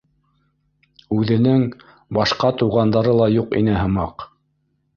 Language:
Bashkir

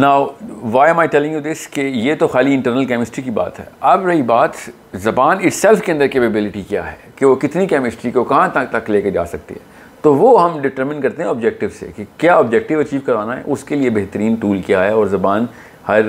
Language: Urdu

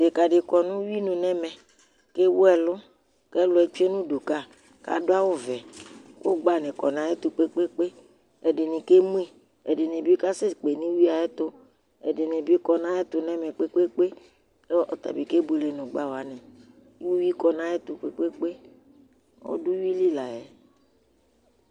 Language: Ikposo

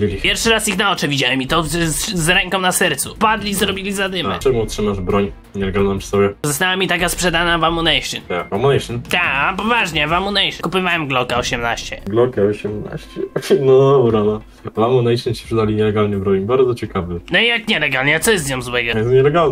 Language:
Polish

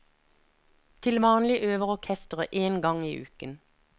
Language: Norwegian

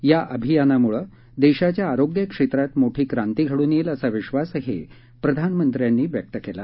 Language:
Marathi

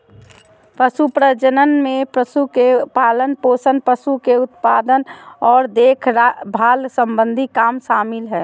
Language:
Magahi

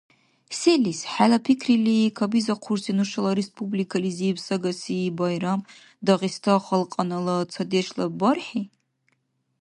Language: Dargwa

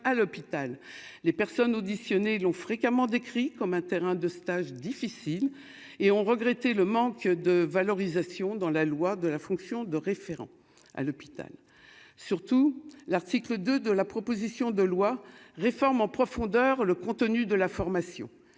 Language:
French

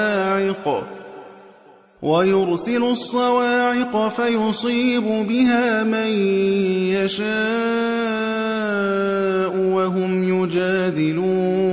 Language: Arabic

